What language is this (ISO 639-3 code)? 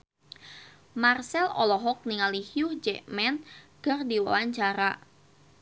sun